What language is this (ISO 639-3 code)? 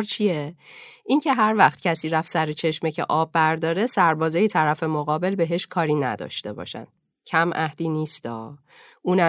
fas